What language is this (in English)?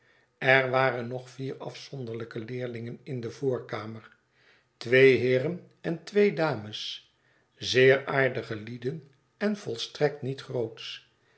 Dutch